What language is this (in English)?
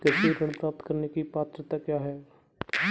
Hindi